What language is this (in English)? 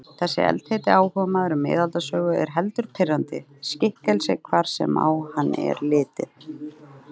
Icelandic